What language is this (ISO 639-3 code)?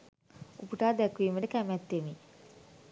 sin